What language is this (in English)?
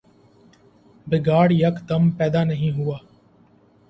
Urdu